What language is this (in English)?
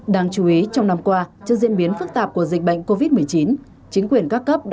Vietnamese